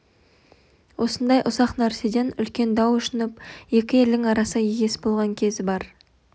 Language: Kazakh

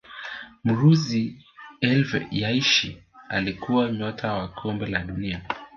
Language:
Swahili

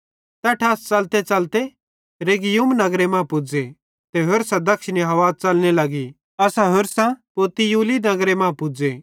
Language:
Bhadrawahi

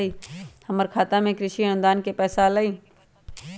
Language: Magahi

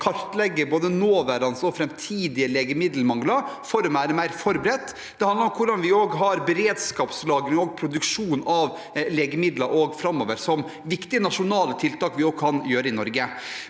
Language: Norwegian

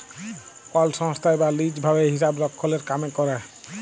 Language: Bangla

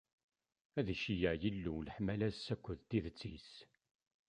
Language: Kabyle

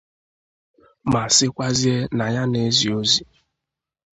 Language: Igbo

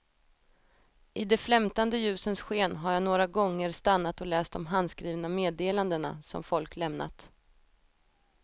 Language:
Swedish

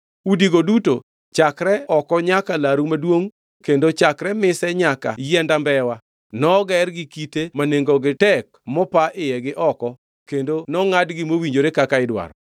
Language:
Luo (Kenya and Tanzania)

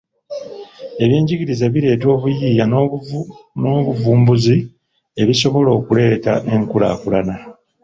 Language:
Ganda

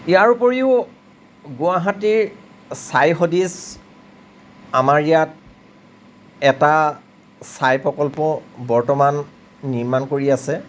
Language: Assamese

